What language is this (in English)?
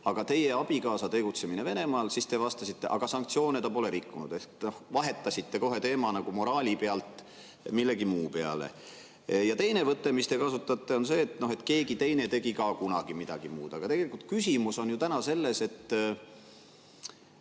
Estonian